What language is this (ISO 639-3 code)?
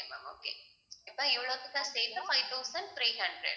tam